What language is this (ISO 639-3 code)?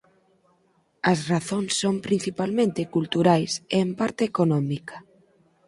glg